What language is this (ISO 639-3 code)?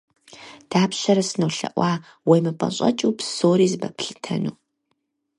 kbd